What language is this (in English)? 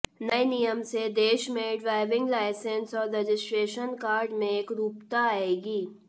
Hindi